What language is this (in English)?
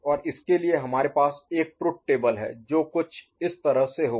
Hindi